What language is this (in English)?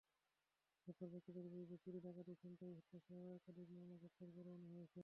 Bangla